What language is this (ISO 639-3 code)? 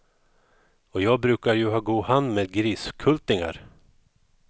swe